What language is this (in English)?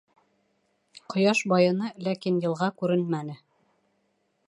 Bashkir